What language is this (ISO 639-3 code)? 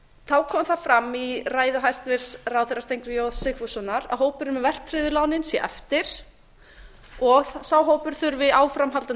isl